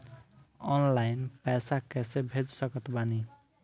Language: Bhojpuri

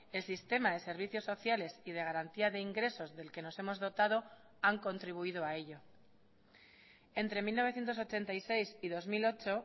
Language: Spanish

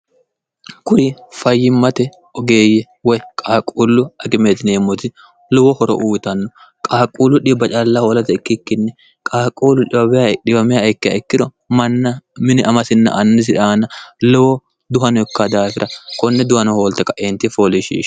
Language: Sidamo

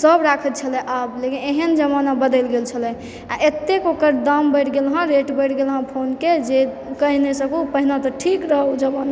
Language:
Maithili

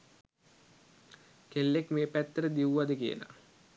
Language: Sinhala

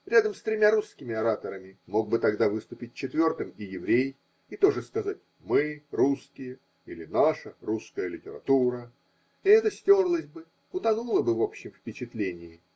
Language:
Russian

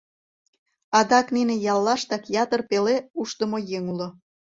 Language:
Mari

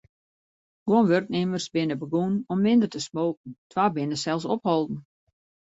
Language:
Western Frisian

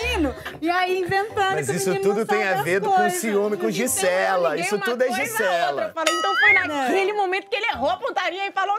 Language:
Portuguese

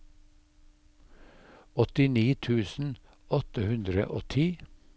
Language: Norwegian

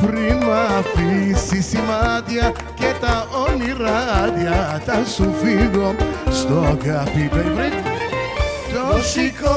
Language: Hebrew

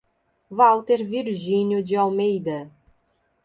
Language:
Portuguese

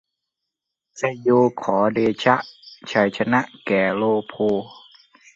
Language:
Thai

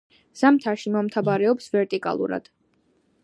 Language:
Georgian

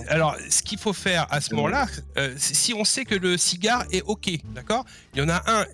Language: French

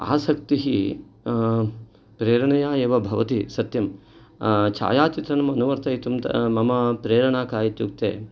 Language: Sanskrit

